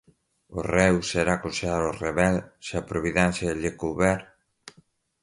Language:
Portuguese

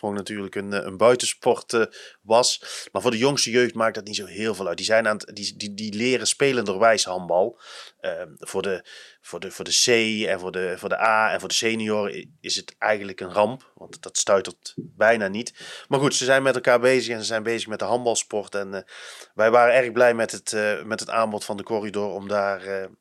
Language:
Dutch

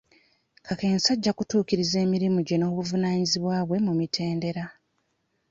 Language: Ganda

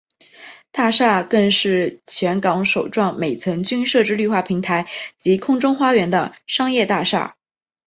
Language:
Chinese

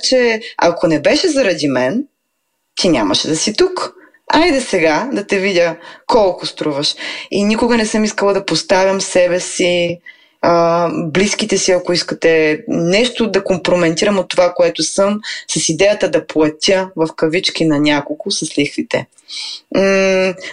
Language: Bulgarian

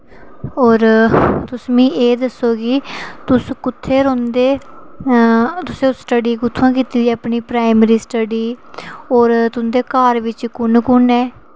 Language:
Dogri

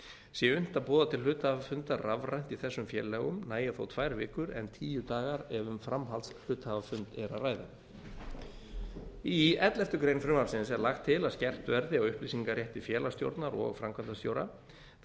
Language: Icelandic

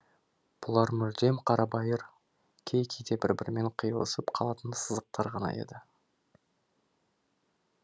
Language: Kazakh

